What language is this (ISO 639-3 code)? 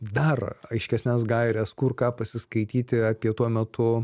lit